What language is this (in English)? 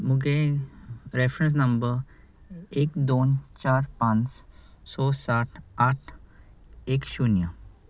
Konkani